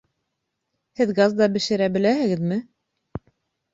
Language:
Bashkir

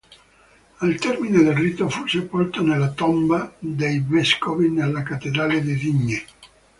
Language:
Italian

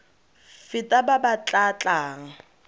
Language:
Tswana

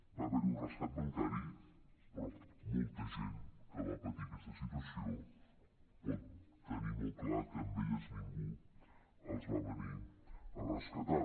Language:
Catalan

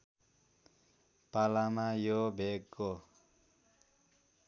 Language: Nepali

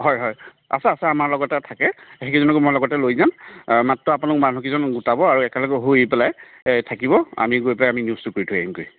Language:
Assamese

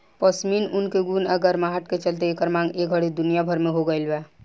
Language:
Bhojpuri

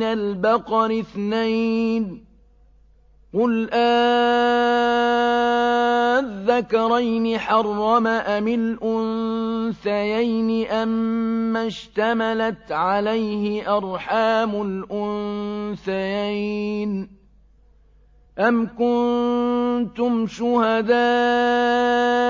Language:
Arabic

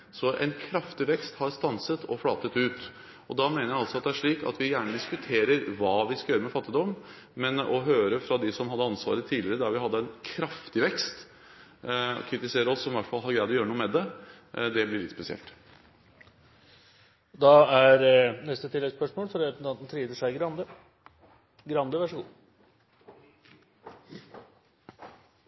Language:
Norwegian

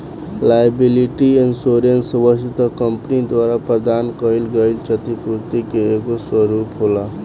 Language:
Bhojpuri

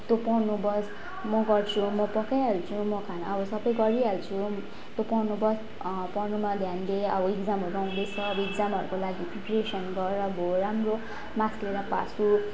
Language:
Nepali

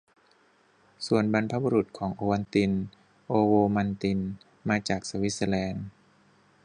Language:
Thai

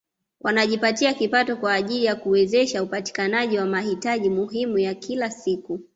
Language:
Swahili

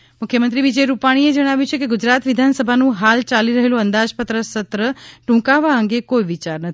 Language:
Gujarati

